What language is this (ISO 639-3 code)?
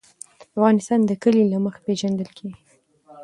pus